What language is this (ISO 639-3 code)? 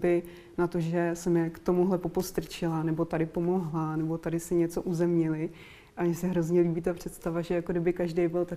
ces